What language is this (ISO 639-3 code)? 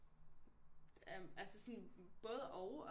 dan